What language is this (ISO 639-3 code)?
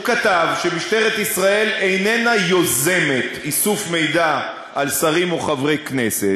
heb